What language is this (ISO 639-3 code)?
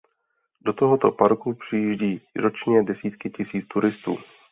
ces